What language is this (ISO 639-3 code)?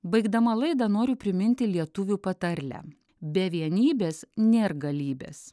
lit